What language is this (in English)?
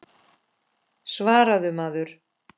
Icelandic